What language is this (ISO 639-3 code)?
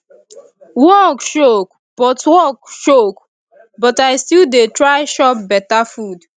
pcm